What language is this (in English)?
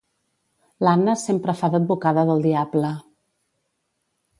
Catalan